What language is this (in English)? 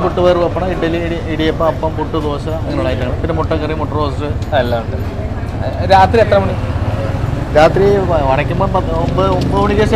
Arabic